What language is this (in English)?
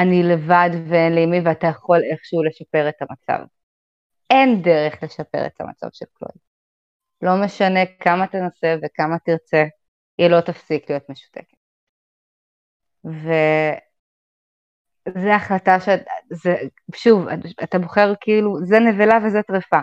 Hebrew